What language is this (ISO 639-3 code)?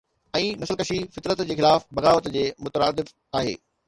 snd